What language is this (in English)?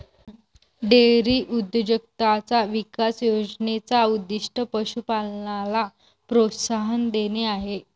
Marathi